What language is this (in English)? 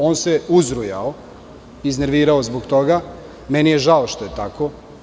Serbian